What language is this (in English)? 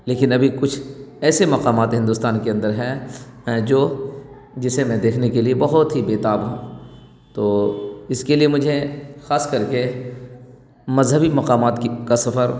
Urdu